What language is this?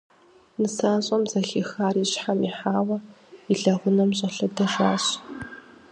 Kabardian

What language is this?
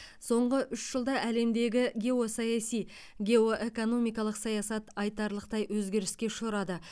Kazakh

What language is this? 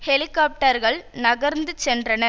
Tamil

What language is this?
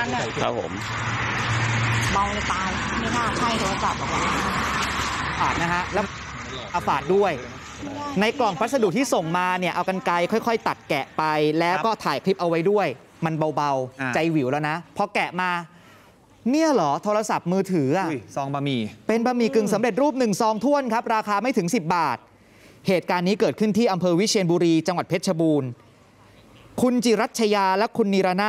Thai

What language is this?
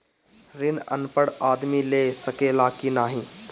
Bhojpuri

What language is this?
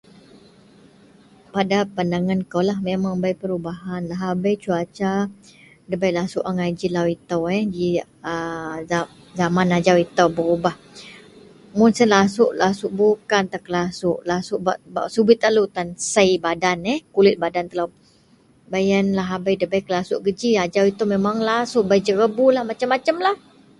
Central Melanau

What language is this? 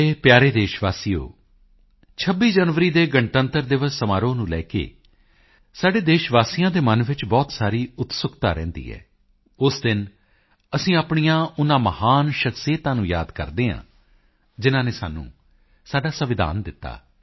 Punjabi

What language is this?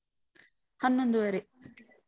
Kannada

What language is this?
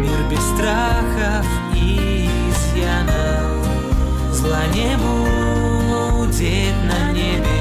Ukrainian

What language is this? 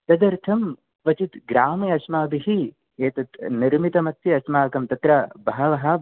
Sanskrit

